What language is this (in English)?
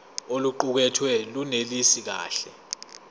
Zulu